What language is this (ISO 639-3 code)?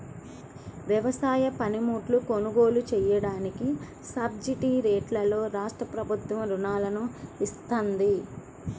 tel